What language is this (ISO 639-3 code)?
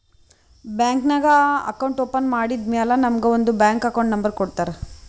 kan